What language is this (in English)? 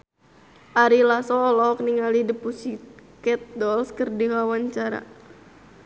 Sundanese